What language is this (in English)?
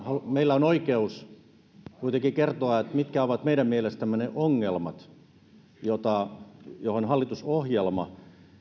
Finnish